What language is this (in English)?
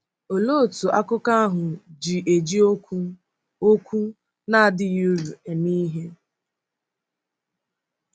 Igbo